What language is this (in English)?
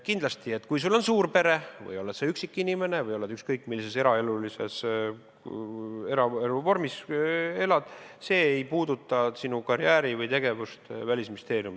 Estonian